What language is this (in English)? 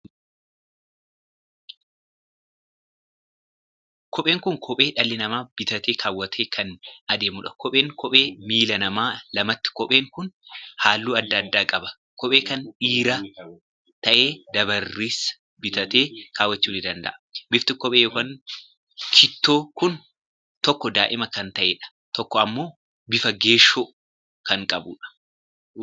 Oromo